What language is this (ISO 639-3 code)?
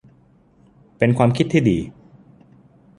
tha